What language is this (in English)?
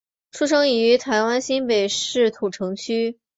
Chinese